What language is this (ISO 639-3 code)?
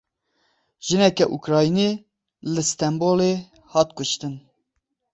kur